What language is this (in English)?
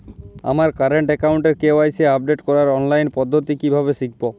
Bangla